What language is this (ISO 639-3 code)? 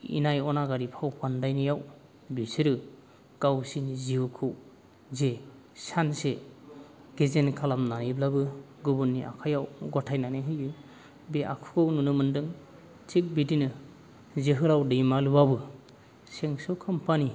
brx